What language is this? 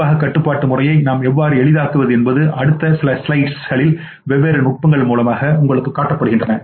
Tamil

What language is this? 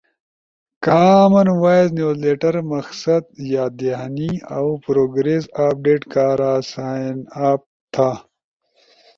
Ushojo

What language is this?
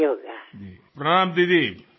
Telugu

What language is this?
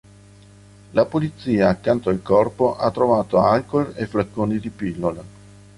Italian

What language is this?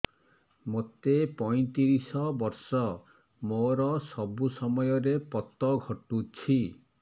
Odia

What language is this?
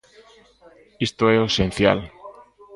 Galician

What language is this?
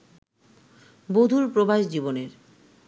Bangla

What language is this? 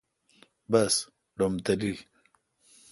Kalkoti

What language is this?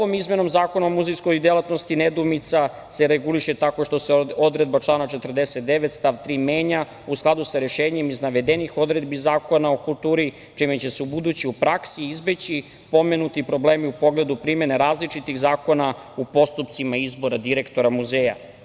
Serbian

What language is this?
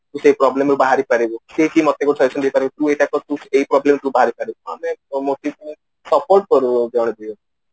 Odia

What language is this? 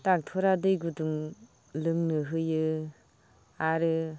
Bodo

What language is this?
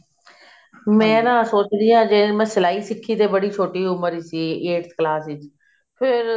Punjabi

